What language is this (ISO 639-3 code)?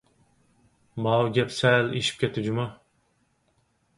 uig